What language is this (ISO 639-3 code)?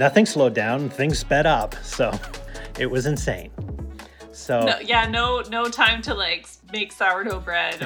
eng